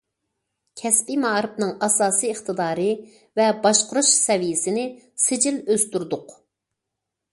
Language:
Uyghur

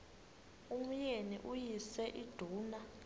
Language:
Xhosa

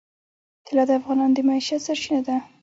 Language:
Pashto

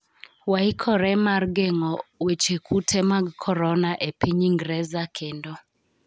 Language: Luo (Kenya and Tanzania)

